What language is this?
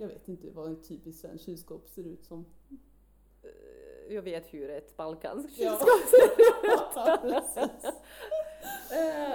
Swedish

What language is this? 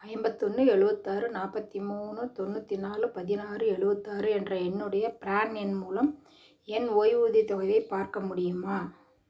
Tamil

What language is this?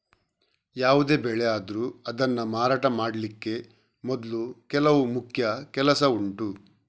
Kannada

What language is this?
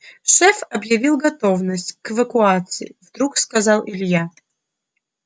Russian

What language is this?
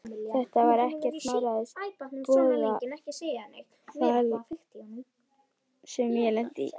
Icelandic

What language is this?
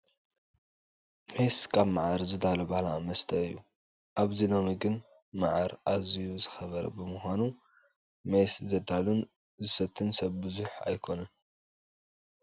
Tigrinya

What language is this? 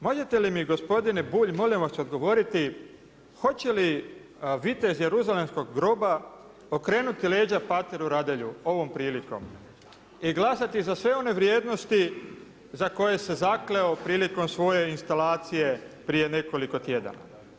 Croatian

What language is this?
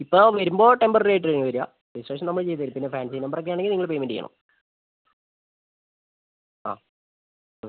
Malayalam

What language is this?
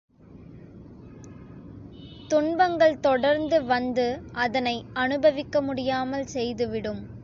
Tamil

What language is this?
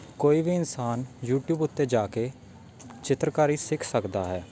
Punjabi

